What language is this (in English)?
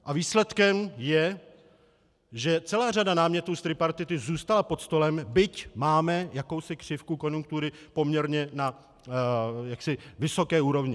Czech